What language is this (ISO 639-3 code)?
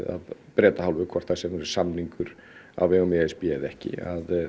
isl